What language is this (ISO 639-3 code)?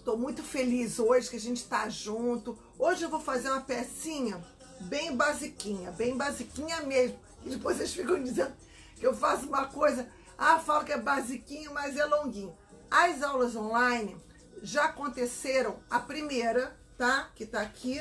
por